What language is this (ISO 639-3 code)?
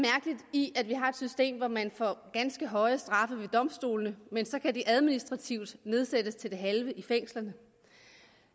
dan